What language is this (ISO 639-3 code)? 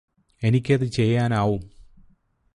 mal